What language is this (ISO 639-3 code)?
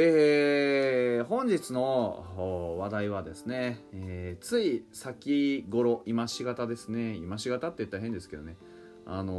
jpn